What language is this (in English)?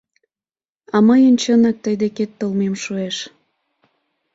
Mari